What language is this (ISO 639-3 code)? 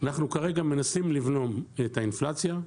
heb